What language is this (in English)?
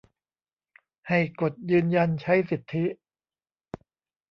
Thai